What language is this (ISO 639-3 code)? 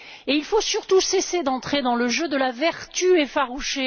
fra